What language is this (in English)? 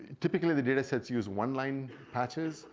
English